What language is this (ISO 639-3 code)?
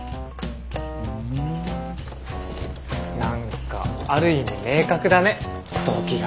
jpn